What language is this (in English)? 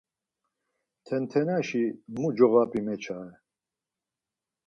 Laz